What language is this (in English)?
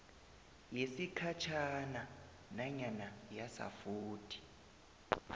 South Ndebele